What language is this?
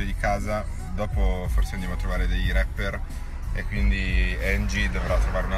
Italian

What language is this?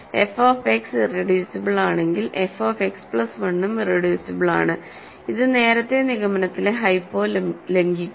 Malayalam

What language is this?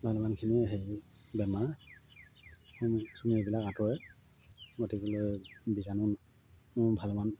Assamese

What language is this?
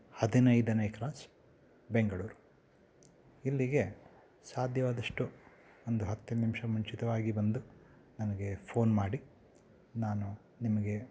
Kannada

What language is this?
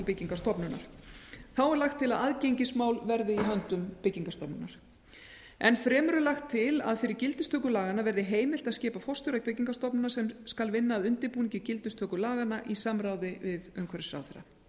Icelandic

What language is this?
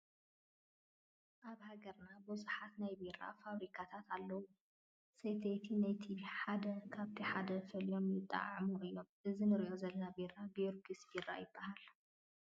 Tigrinya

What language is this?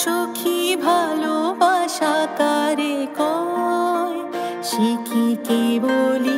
Bangla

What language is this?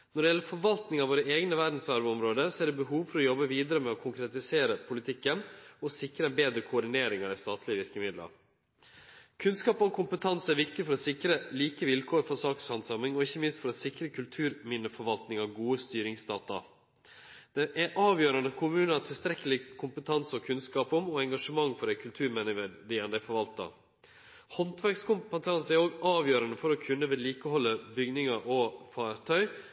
Norwegian Nynorsk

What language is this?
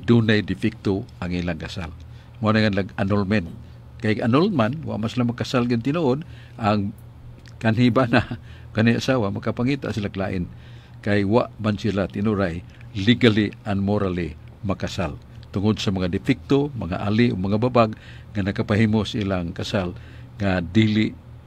Filipino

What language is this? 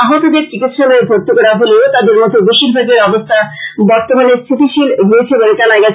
Bangla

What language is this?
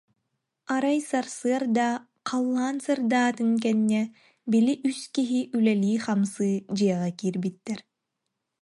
Yakut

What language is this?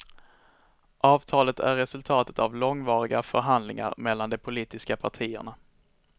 Swedish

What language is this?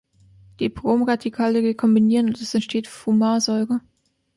German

